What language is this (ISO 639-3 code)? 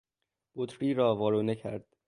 fas